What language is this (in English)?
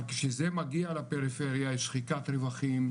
Hebrew